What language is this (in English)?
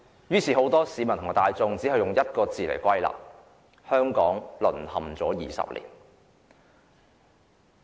Cantonese